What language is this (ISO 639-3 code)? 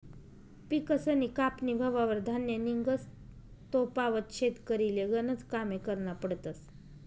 mar